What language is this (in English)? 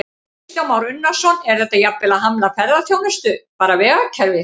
Icelandic